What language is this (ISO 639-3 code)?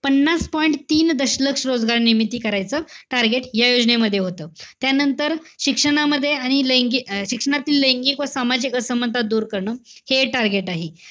mar